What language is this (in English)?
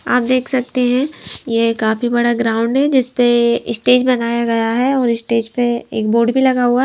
Hindi